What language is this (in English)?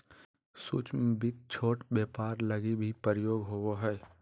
Magahi